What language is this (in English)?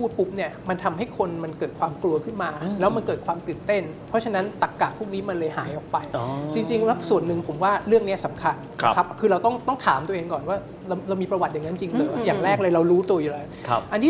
Thai